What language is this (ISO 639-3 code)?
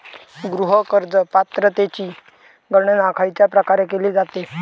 mar